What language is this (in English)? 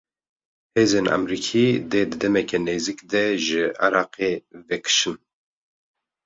Kurdish